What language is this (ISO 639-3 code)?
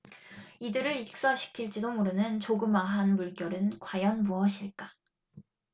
kor